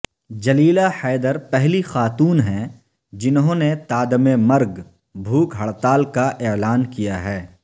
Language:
Urdu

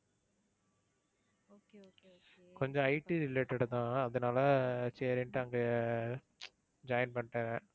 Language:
Tamil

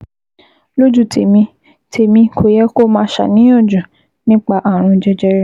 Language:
Yoruba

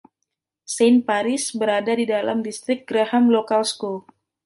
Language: Indonesian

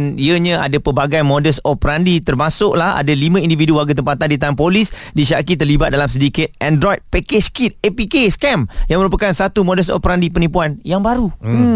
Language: Malay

